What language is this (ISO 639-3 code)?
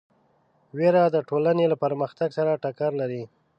pus